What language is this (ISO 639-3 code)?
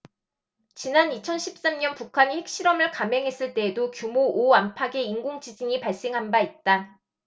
kor